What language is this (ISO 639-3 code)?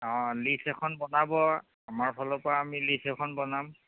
asm